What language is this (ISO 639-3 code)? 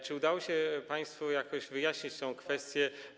pol